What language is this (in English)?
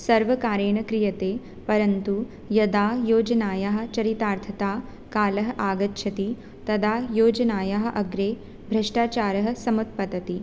Sanskrit